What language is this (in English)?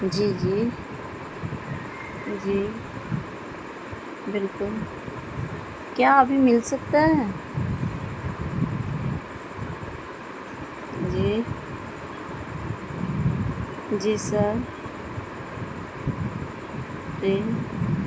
Urdu